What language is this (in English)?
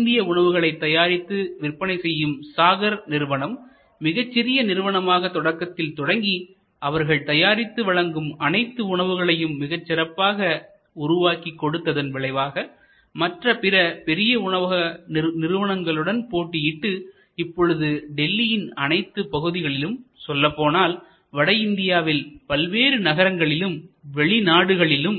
Tamil